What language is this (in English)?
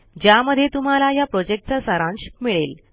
Marathi